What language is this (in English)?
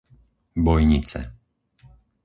Slovak